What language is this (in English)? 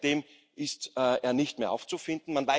German